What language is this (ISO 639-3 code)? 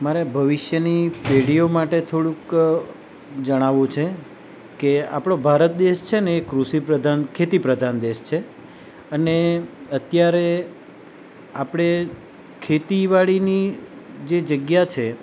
guj